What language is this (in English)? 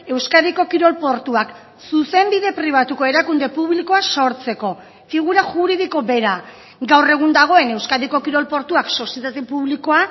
Basque